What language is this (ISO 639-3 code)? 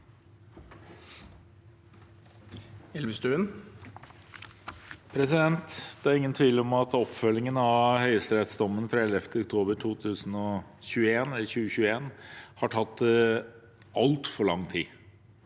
nor